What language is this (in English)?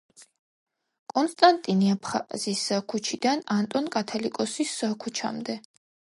Georgian